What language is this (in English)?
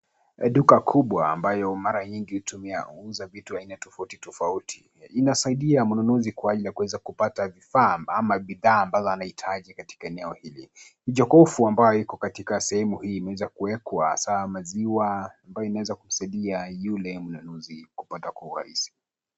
Swahili